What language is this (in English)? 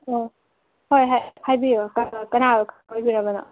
Manipuri